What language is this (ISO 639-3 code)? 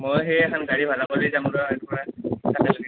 asm